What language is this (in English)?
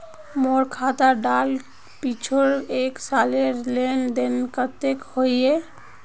Magahi